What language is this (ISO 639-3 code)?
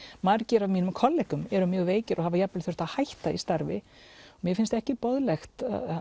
isl